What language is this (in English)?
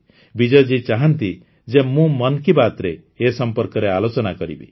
Odia